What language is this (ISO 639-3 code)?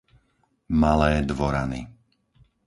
slk